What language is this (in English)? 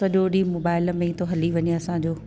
Sindhi